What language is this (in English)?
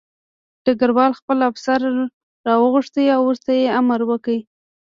Pashto